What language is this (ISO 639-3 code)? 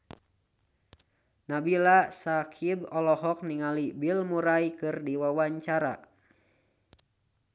sun